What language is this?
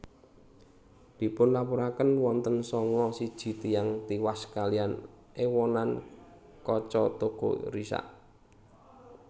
Javanese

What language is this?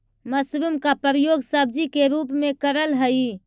Magahi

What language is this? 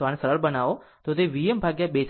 Gujarati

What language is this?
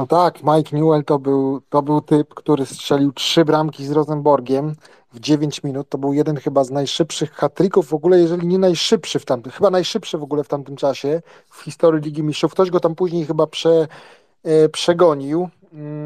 Polish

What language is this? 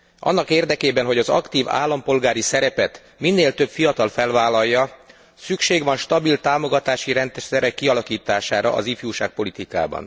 Hungarian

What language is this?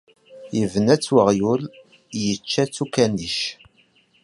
Kabyle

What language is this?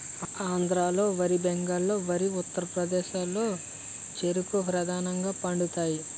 Telugu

